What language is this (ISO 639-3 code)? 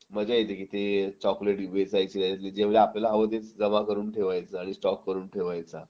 mar